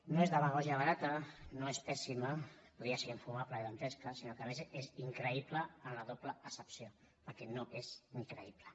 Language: Catalan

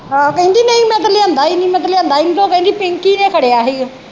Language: Punjabi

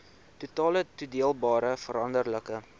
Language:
Afrikaans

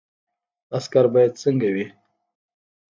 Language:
Pashto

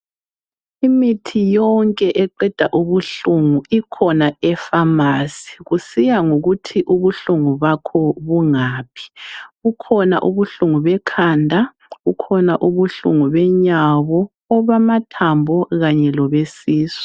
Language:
North Ndebele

